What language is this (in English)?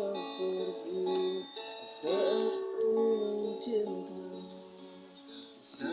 Spanish